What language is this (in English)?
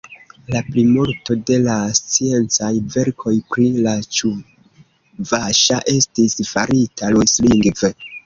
Esperanto